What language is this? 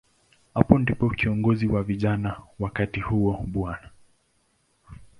Swahili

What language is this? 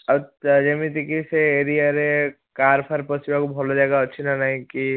Odia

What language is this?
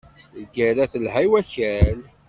Kabyle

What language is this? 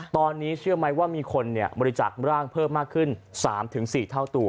Thai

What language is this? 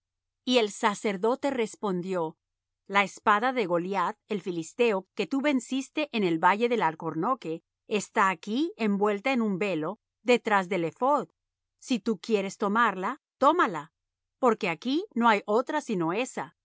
Spanish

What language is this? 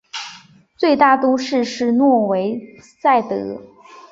Chinese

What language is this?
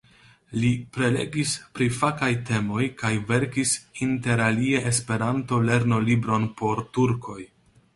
Esperanto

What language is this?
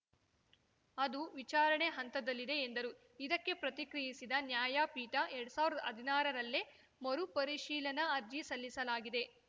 Kannada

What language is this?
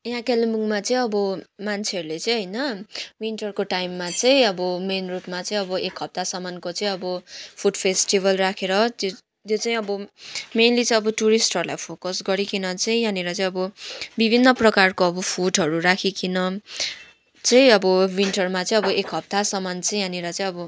Nepali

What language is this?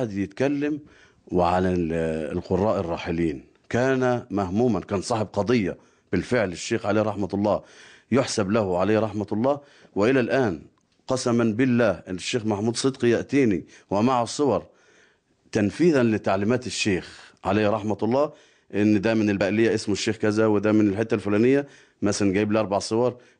Arabic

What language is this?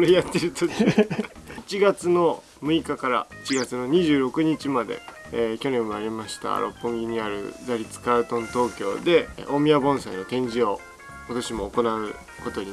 Japanese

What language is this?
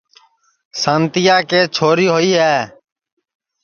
Sansi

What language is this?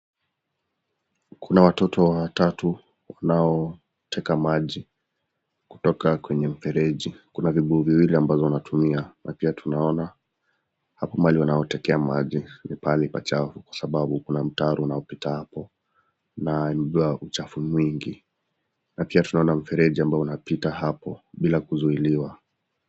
Swahili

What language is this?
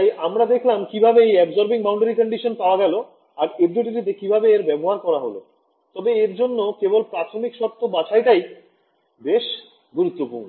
Bangla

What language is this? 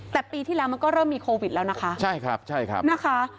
Thai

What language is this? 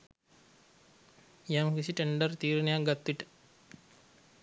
Sinhala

